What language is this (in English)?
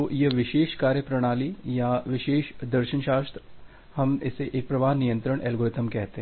Hindi